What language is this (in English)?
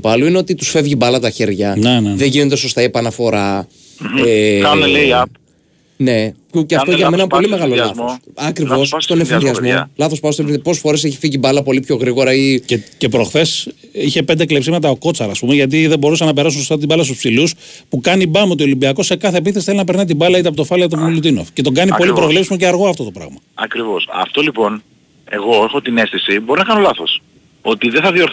Greek